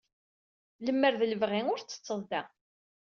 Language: Kabyle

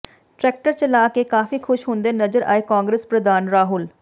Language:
Punjabi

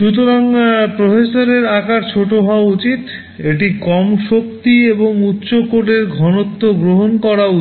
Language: Bangla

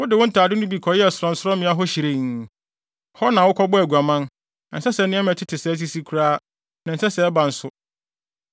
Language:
Akan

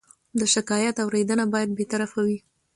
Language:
Pashto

